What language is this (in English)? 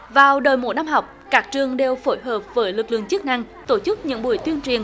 Vietnamese